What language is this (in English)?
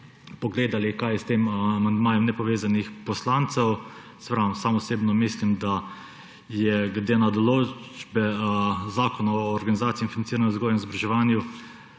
Slovenian